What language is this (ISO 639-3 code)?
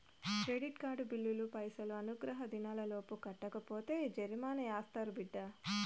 tel